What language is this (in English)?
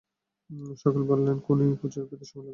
Bangla